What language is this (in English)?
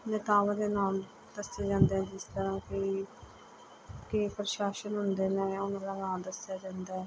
Punjabi